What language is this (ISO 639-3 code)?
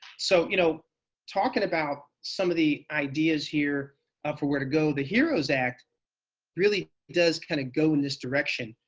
eng